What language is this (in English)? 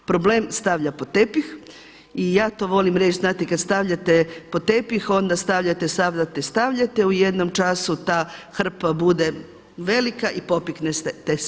Croatian